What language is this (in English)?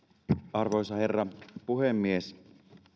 Finnish